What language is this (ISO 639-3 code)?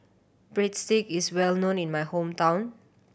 eng